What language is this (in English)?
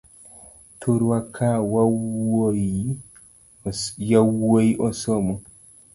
Luo (Kenya and Tanzania)